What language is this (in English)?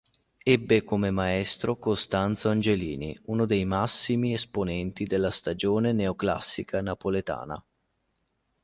Italian